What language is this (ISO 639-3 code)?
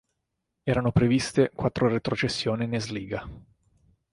ita